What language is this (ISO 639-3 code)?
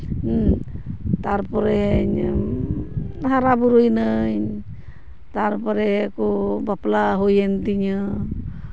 sat